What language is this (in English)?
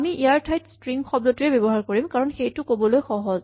Assamese